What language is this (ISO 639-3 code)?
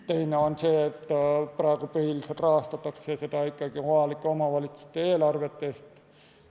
est